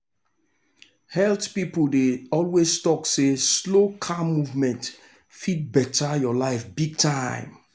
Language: Nigerian Pidgin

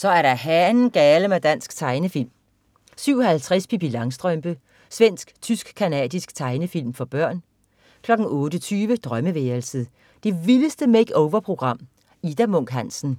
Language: Danish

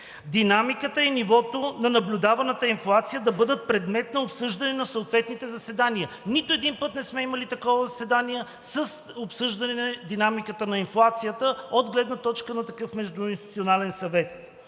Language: Bulgarian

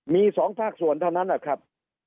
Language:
Thai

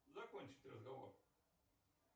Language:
Russian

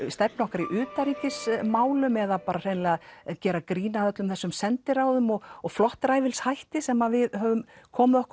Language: Icelandic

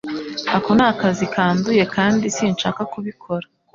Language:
Kinyarwanda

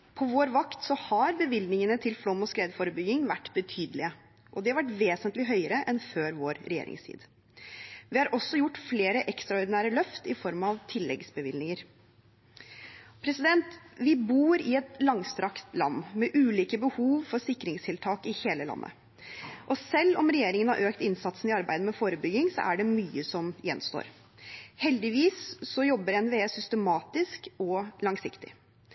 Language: Norwegian Bokmål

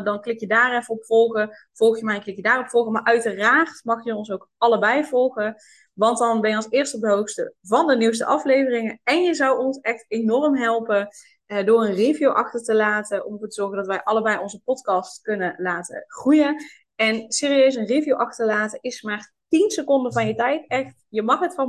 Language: Dutch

